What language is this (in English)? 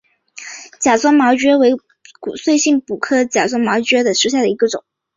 Chinese